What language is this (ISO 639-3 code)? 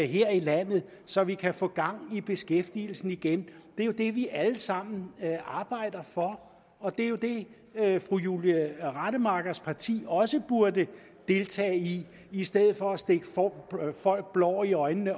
dan